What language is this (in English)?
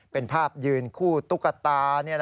Thai